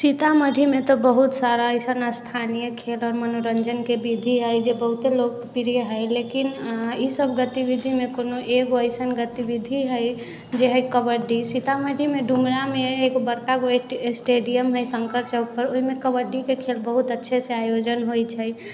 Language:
Maithili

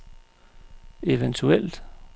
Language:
Danish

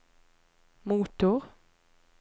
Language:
Norwegian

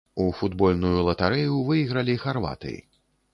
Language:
Belarusian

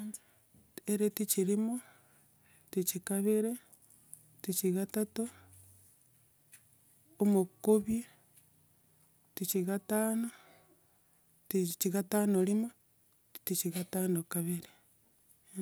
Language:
Gusii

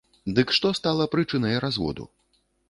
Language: Belarusian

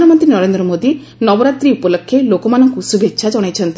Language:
Odia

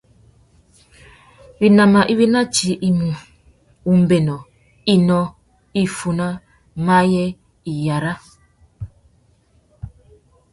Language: Tuki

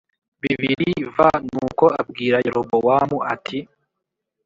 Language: Kinyarwanda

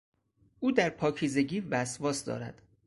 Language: Persian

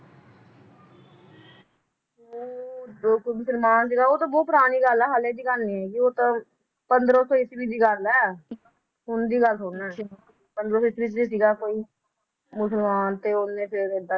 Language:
Punjabi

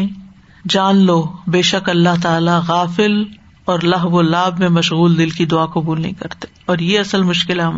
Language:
Urdu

